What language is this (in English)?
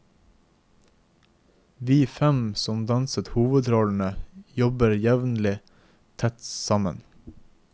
Norwegian